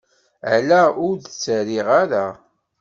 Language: Kabyle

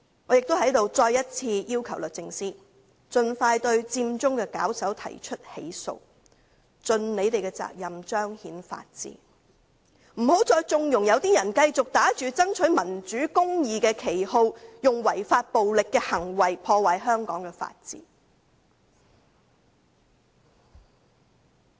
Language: Cantonese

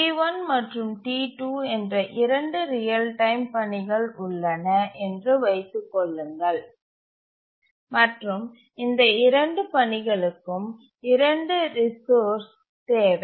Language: Tamil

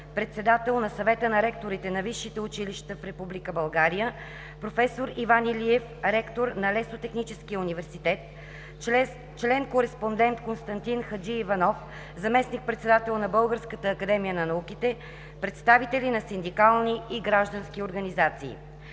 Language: Bulgarian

